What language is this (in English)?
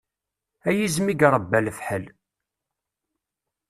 Kabyle